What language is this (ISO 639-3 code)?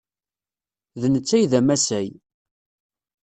kab